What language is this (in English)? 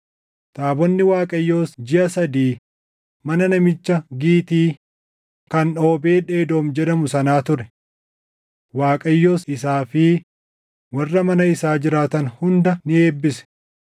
Oromo